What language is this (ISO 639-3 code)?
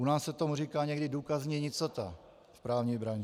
ces